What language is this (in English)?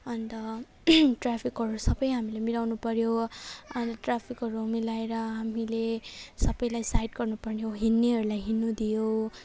Nepali